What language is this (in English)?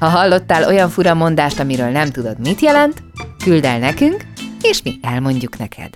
Hungarian